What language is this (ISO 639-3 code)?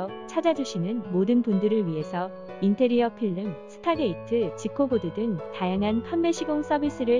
kor